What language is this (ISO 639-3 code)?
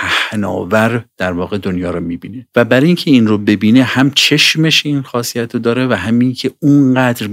fas